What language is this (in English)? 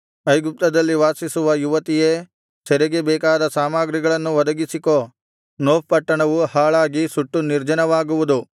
Kannada